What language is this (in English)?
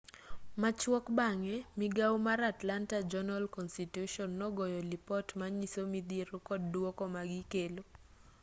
Luo (Kenya and Tanzania)